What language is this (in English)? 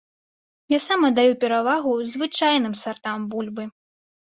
Belarusian